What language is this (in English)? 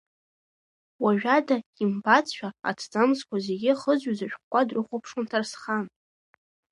Abkhazian